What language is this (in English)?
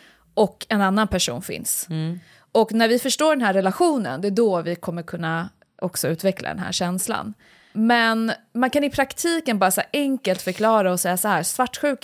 Swedish